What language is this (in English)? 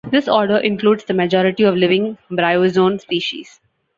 English